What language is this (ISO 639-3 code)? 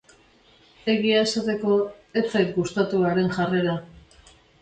eus